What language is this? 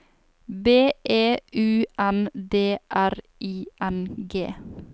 Norwegian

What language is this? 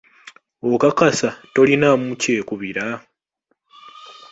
Ganda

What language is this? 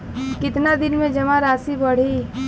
Bhojpuri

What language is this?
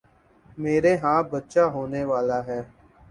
Urdu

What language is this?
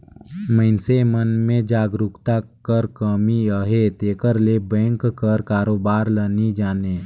Chhattisgarhi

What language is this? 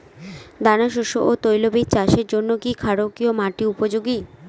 Bangla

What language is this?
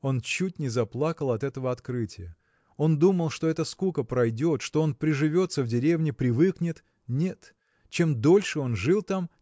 Russian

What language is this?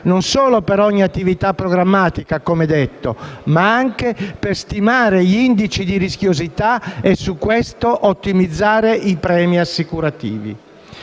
Italian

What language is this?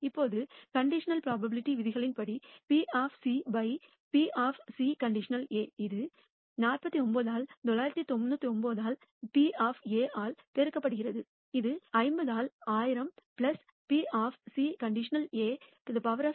Tamil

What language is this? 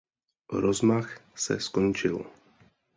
Czech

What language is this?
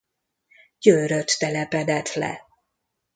Hungarian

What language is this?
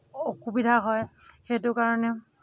Assamese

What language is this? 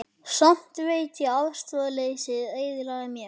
Icelandic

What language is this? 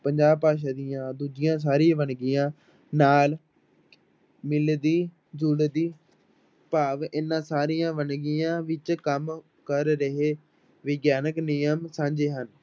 Punjabi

